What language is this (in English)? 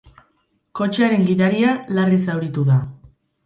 Basque